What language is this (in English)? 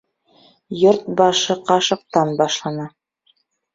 Bashkir